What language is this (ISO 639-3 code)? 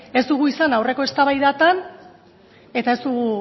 eus